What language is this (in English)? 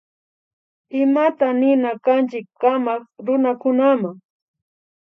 Imbabura Highland Quichua